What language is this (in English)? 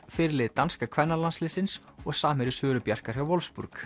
Icelandic